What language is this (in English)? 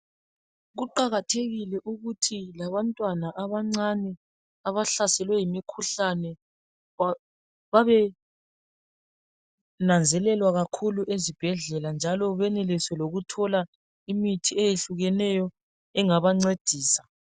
North Ndebele